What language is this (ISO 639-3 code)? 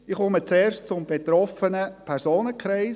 gsw